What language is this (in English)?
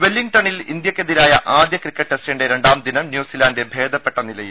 Malayalam